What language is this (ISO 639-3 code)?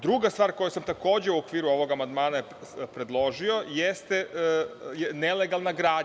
srp